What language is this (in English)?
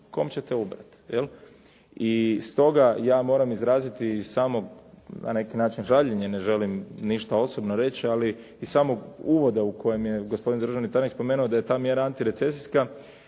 Croatian